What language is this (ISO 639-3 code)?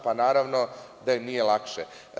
srp